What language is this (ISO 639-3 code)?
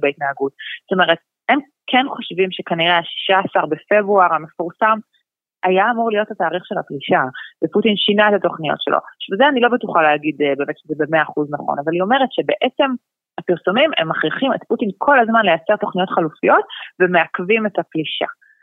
heb